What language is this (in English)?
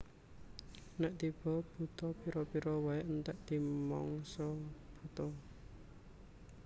Javanese